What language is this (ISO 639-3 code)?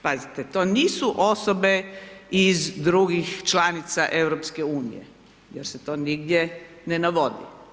hrv